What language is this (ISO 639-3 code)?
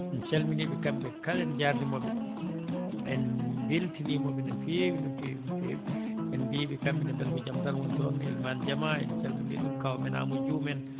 ful